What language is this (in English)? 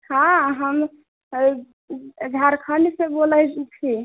Maithili